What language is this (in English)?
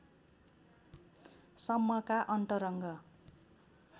Nepali